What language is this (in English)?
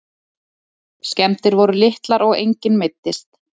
Icelandic